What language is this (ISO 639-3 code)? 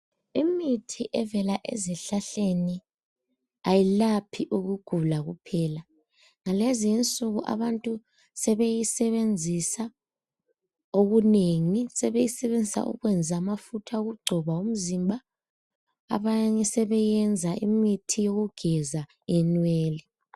nde